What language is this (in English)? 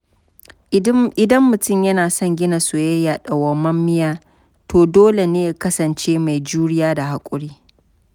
Hausa